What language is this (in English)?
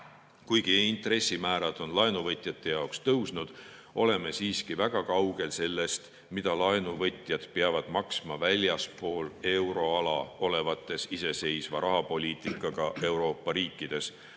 Estonian